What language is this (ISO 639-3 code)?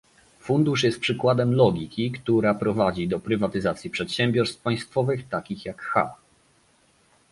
pol